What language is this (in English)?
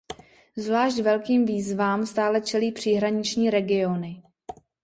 Czech